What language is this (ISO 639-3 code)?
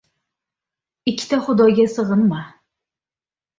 uzb